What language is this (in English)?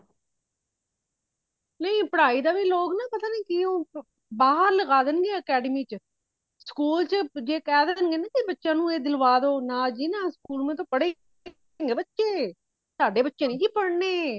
Punjabi